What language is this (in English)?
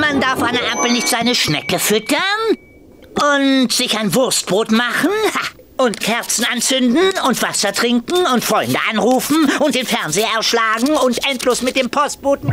German